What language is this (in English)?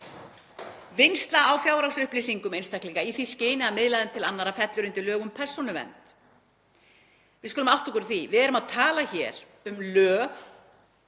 Icelandic